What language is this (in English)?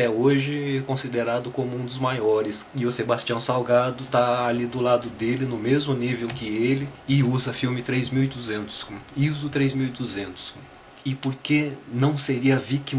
Portuguese